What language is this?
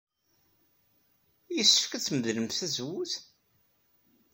Kabyle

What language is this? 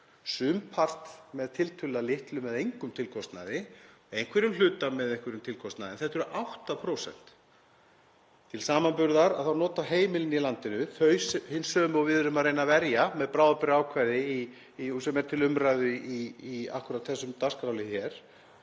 Icelandic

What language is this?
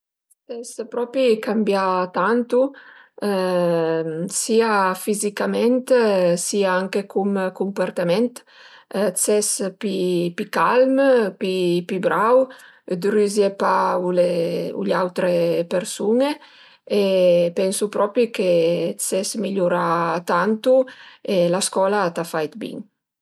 Piedmontese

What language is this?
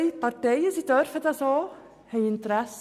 Swiss German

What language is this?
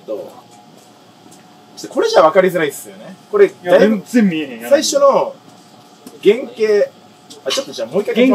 Japanese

